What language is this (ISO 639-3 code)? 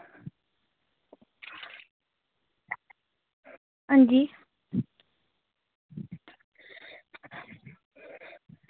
doi